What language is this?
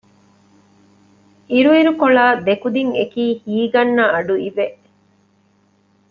Divehi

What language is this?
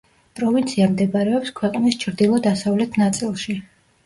Georgian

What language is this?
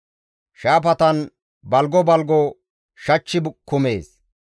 Gamo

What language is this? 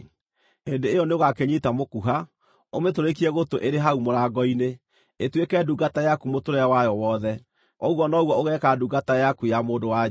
Kikuyu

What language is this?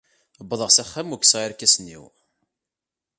Kabyle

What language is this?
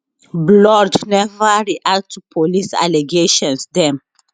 Nigerian Pidgin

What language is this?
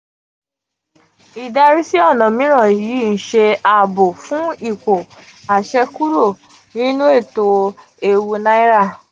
Yoruba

